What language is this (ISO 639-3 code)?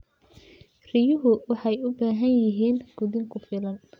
som